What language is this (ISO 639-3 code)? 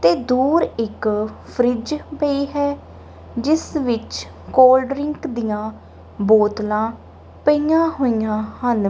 pan